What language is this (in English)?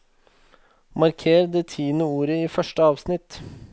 Norwegian